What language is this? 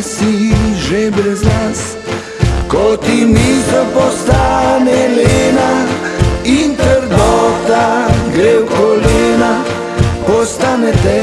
Slovenian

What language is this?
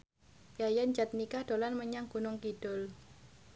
Javanese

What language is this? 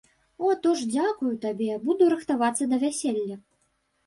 Belarusian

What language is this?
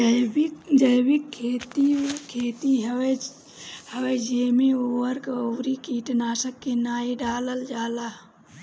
Bhojpuri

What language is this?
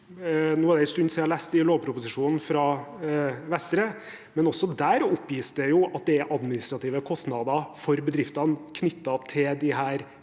Norwegian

